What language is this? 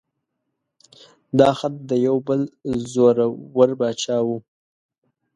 Pashto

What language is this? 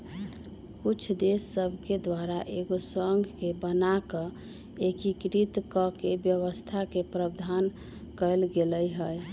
Magahi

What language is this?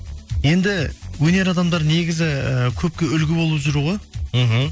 Kazakh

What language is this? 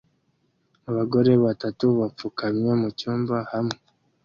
Kinyarwanda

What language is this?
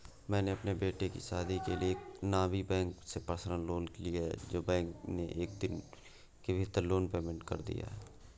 Hindi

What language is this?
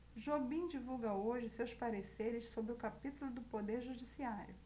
Portuguese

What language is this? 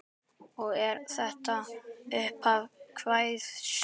Icelandic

